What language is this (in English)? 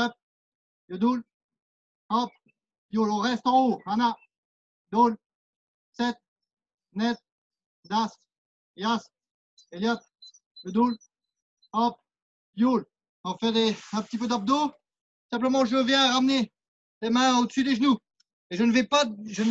French